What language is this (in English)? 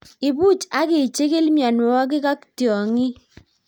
Kalenjin